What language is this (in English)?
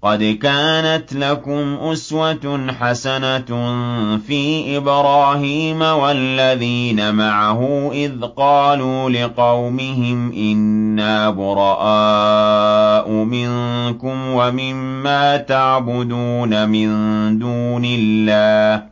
Arabic